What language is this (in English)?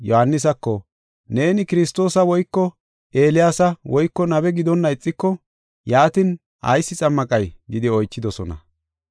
Gofa